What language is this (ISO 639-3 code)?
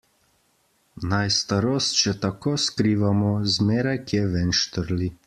slv